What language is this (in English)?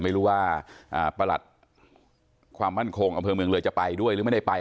Thai